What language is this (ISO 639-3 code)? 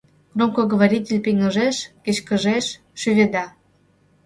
chm